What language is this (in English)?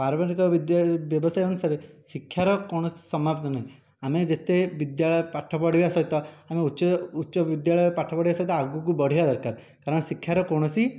Odia